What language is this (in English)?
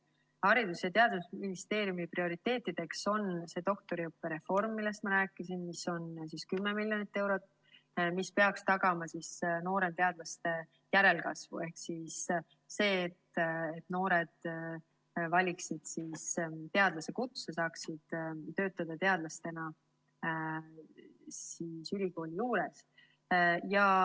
Estonian